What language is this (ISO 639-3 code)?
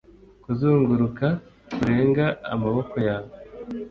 kin